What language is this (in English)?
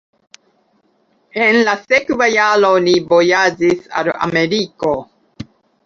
Esperanto